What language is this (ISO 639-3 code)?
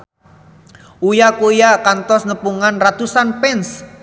sun